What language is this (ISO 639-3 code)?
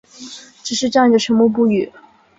zho